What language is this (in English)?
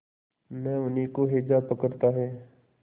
Hindi